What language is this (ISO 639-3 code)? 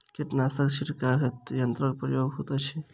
mai